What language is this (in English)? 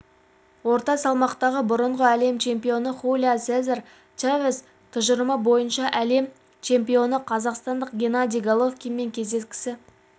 Kazakh